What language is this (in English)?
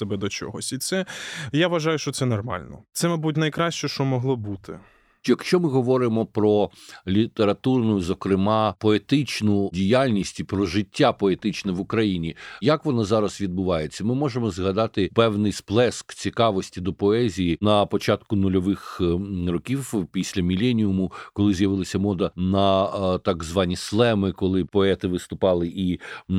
Ukrainian